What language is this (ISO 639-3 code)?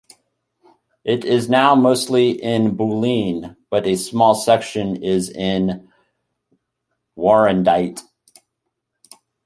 eng